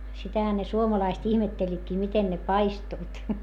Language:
Finnish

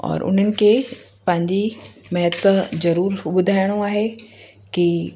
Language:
Sindhi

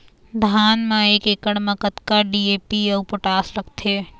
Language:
Chhattisgarhi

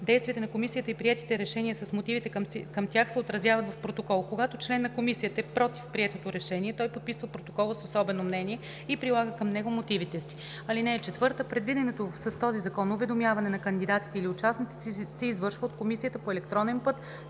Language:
Bulgarian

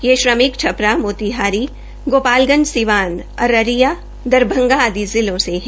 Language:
Hindi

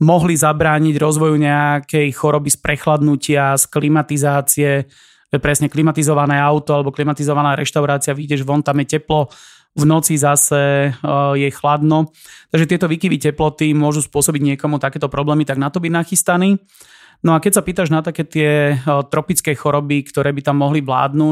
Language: Slovak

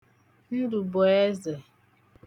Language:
Igbo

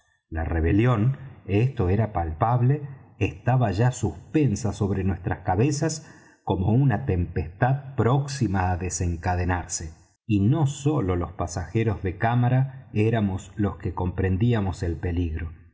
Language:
Spanish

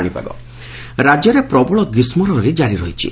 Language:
Odia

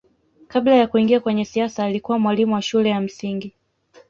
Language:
Swahili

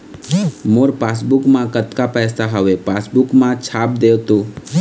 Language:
Chhattisgarhi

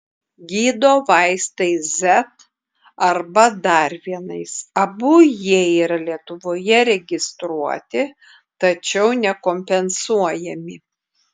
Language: Lithuanian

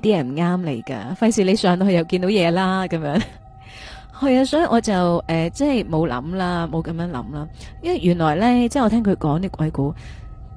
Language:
Chinese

